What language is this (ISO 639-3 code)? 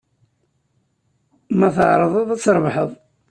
kab